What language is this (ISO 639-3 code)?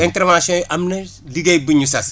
wol